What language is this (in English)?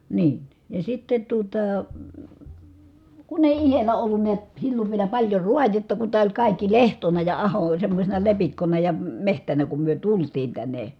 Finnish